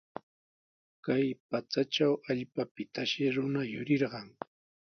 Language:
Sihuas Ancash Quechua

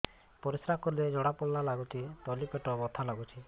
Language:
Odia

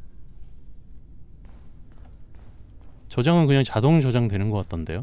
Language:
Korean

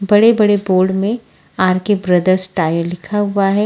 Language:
Hindi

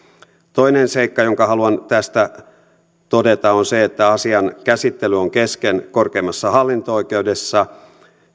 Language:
Finnish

